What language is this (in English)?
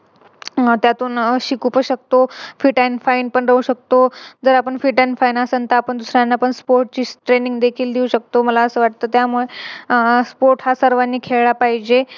Marathi